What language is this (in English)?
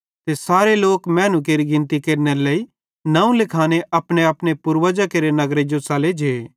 Bhadrawahi